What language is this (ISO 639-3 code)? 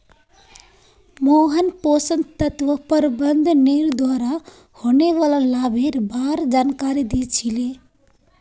mag